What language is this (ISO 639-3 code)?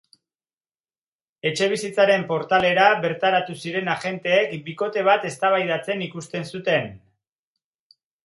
eus